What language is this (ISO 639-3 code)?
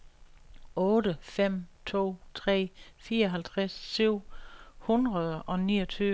dan